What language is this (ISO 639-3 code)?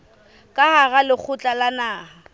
sot